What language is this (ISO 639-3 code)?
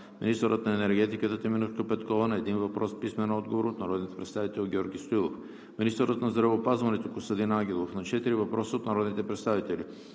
bul